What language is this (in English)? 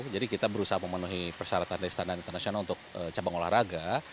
Indonesian